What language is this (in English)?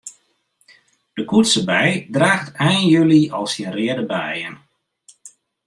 Western Frisian